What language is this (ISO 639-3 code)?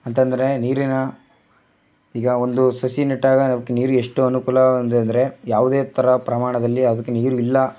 kan